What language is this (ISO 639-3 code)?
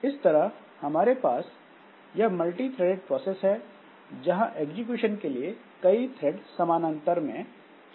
hin